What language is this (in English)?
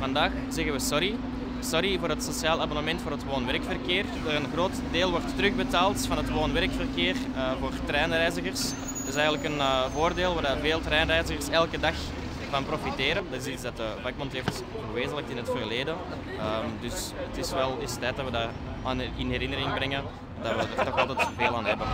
Dutch